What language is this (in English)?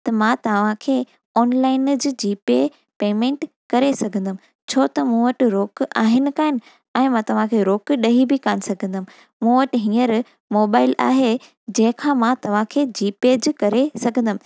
Sindhi